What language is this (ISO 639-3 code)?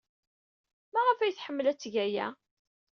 kab